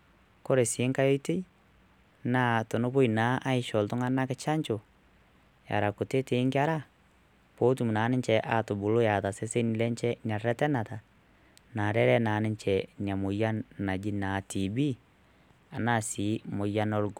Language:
Masai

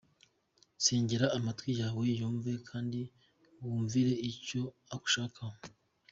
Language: Kinyarwanda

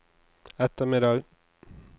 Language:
Norwegian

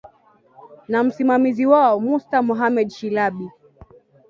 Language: Swahili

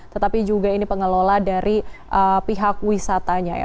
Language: Indonesian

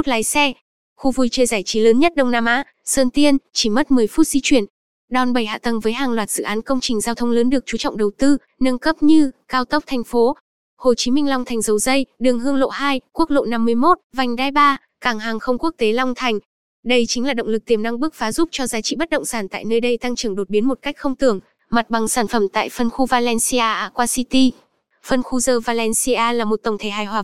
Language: Vietnamese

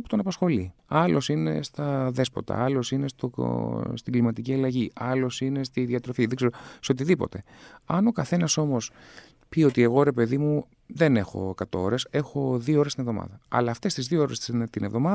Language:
Greek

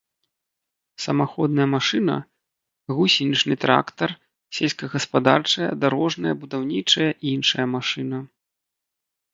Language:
Belarusian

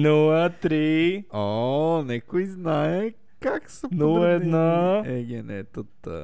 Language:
Bulgarian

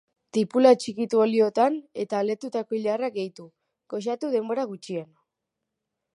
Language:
Basque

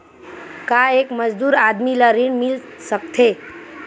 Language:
Chhattisgarhi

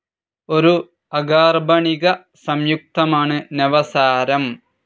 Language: Malayalam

